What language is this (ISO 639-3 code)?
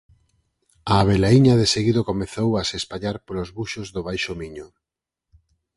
glg